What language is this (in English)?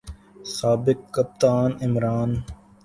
Urdu